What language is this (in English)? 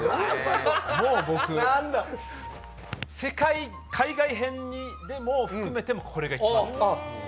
Japanese